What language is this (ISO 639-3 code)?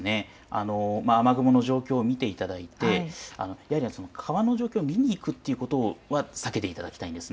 jpn